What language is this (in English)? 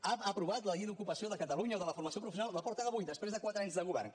Catalan